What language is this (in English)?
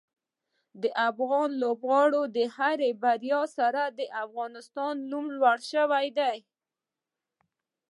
Pashto